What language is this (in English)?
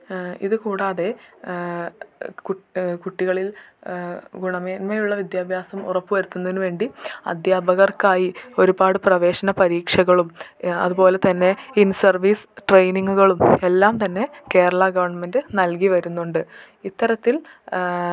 Malayalam